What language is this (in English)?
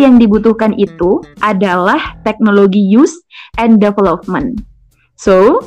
Indonesian